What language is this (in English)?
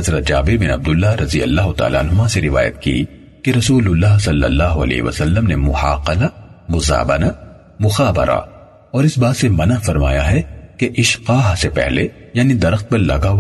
Urdu